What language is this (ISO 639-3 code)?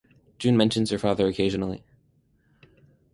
eng